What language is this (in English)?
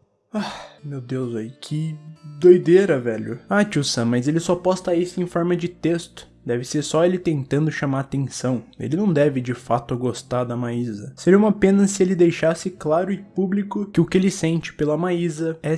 Portuguese